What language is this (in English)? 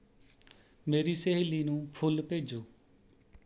Punjabi